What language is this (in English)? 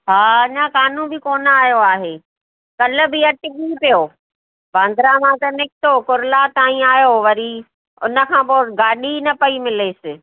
Sindhi